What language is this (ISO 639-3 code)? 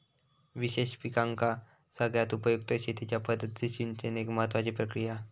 mar